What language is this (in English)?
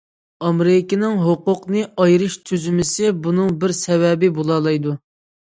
Uyghur